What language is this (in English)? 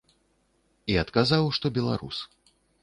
Belarusian